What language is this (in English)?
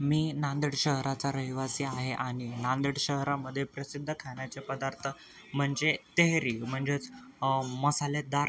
Marathi